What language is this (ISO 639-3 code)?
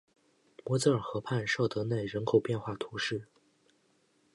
zho